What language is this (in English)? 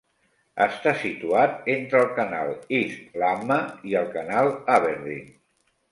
Catalan